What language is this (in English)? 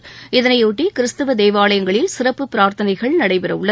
Tamil